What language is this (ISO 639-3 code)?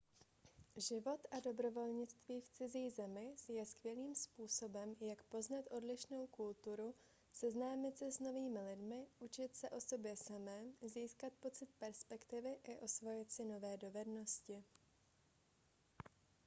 ces